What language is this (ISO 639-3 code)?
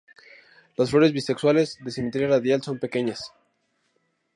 spa